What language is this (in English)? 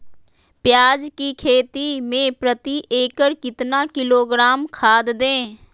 Magahi